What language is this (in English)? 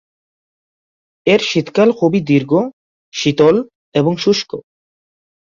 Bangla